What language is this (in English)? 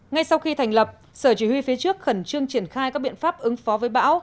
Vietnamese